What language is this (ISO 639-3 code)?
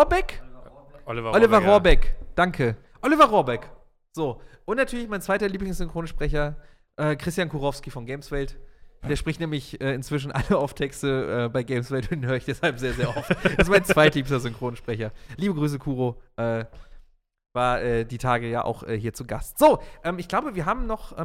deu